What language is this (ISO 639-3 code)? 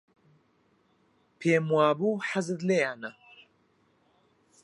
ckb